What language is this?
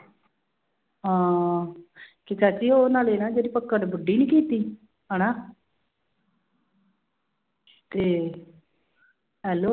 Punjabi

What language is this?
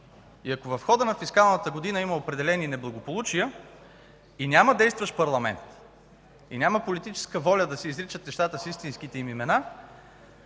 Bulgarian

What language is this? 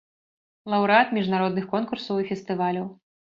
Belarusian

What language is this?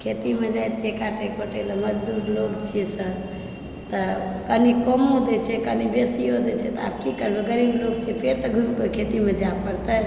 Maithili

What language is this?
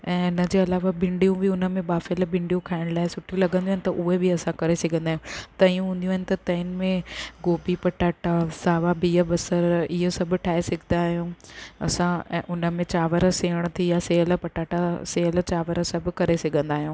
Sindhi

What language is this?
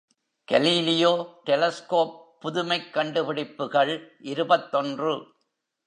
Tamil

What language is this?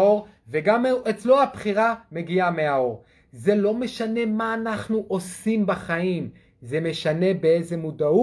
Hebrew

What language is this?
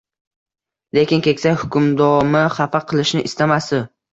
Uzbek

